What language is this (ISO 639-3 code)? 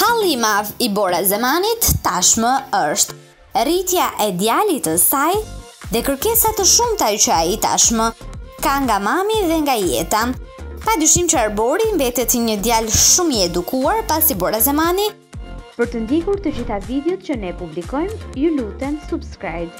ron